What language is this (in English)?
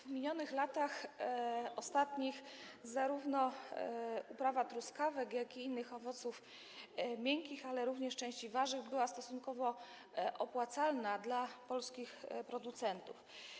Polish